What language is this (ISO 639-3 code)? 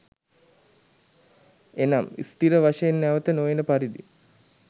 sin